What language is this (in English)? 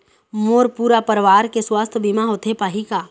Chhattisgarhi